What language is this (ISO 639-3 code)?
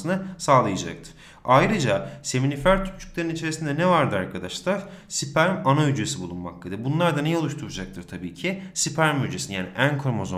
tur